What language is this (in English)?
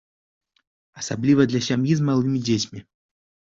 Belarusian